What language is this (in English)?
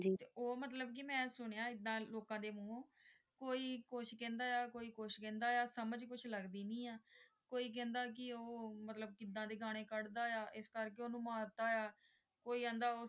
Punjabi